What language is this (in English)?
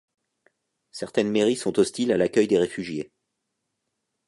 French